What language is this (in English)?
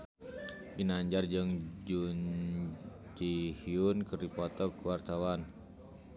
Sundanese